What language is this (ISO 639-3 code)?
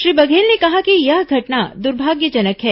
hin